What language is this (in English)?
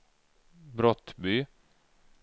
Swedish